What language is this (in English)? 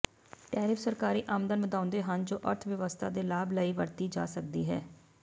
Punjabi